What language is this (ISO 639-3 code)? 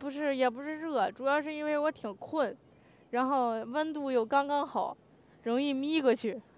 zho